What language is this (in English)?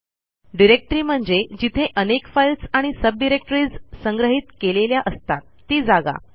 Marathi